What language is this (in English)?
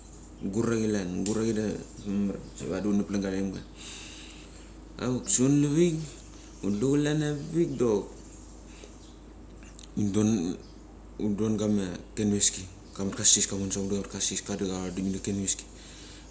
Mali